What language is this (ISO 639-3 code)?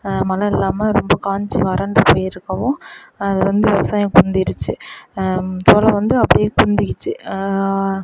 tam